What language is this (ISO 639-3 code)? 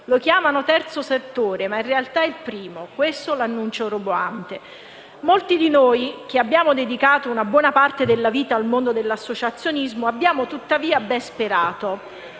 ita